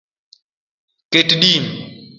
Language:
Luo (Kenya and Tanzania)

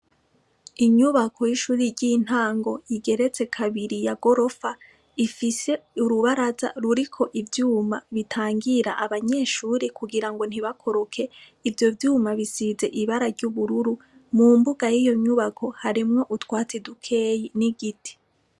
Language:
Rundi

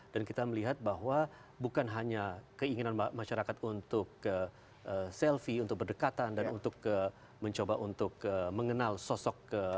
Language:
Indonesian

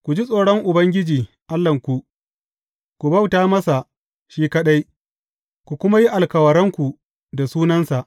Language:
Hausa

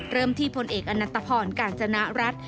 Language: Thai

